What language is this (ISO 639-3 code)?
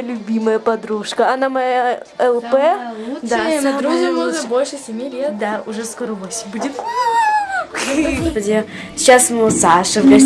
rus